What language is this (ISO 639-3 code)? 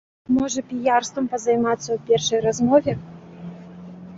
bel